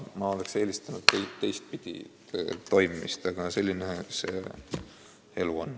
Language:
Estonian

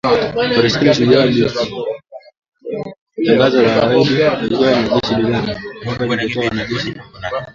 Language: Swahili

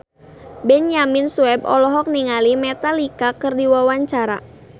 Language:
Sundanese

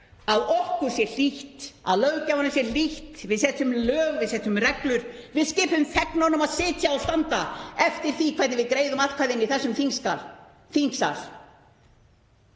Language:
Icelandic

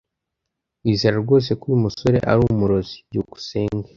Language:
Kinyarwanda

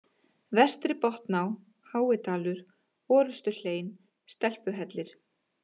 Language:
Icelandic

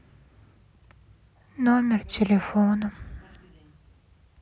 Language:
Russian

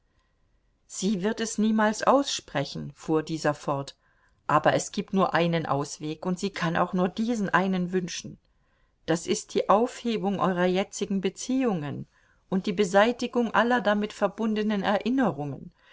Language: German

